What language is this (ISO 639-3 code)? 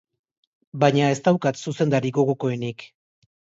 eus